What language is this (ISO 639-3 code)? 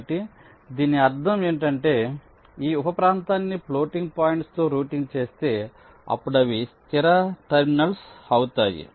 tel